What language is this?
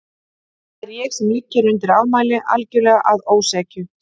Icelandic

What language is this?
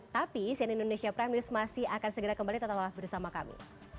Indonesian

